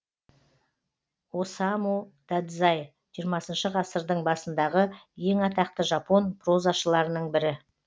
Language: Kazakh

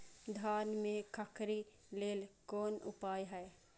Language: Maithili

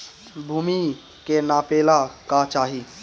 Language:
Bhojpuri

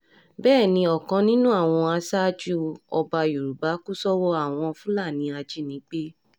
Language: Yoruba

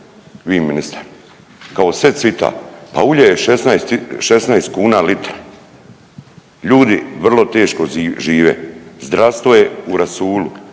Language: Croatian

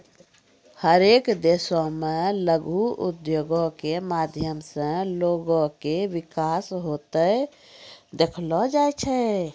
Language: Maithili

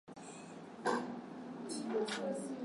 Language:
Swahili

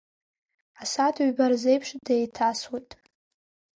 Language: Abkhazian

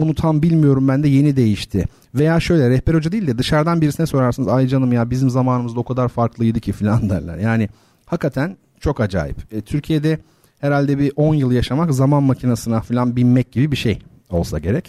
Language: Turkish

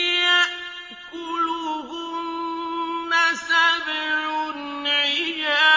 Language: Arabic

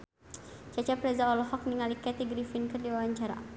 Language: Sundanese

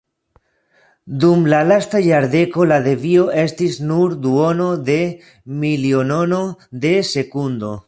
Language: Esperanto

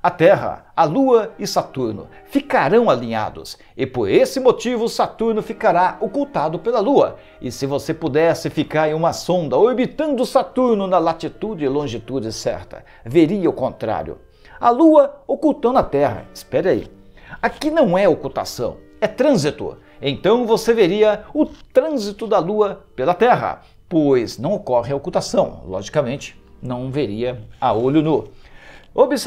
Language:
Portuguese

